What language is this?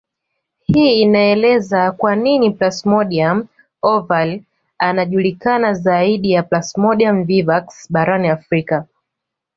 Swahili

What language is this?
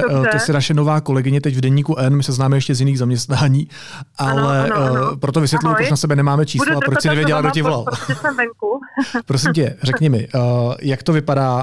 Czech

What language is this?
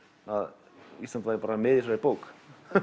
Icelandic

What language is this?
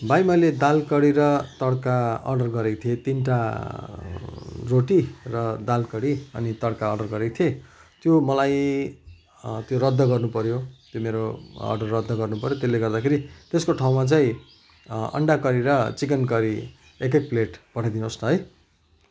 Nepali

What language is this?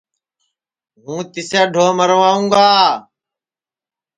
Sansi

